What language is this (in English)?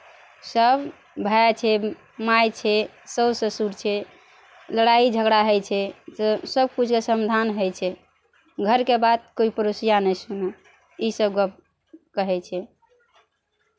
Maithili